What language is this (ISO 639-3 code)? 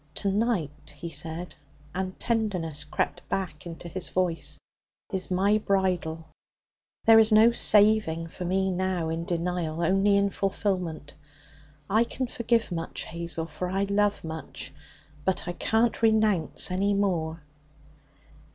eng